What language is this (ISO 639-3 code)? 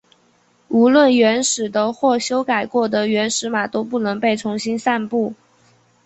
zho